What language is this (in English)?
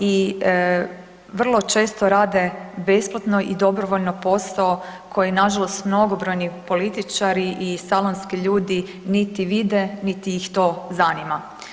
Croatian